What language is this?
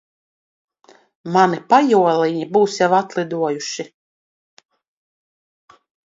Latvian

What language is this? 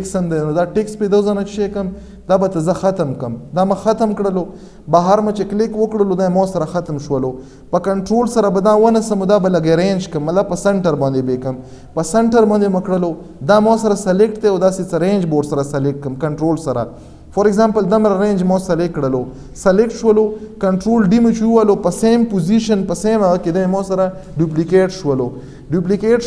Romanian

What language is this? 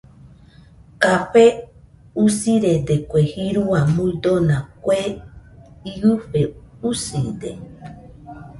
Nüpode Huitoto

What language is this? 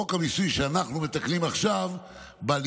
Hebrew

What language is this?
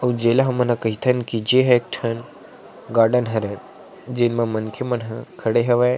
Chhattisgarhi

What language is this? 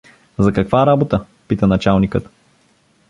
Bulgarian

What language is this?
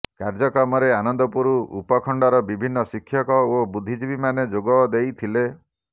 Odia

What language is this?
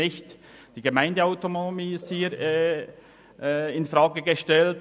Swiss German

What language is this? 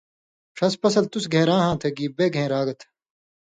Indus Kohistani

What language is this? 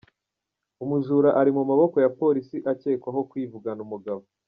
Kinyarwanda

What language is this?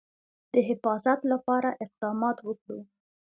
Pashto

